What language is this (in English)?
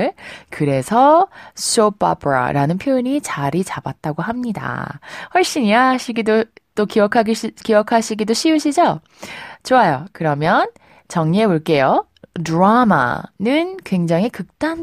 Korean